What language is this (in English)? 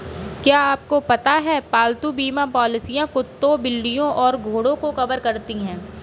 Hindi